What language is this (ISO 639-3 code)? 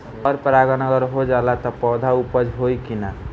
bho